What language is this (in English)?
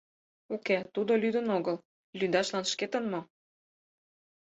Mari